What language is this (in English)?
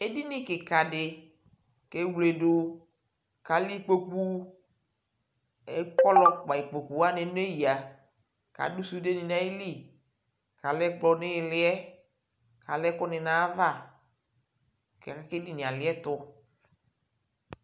Ikposo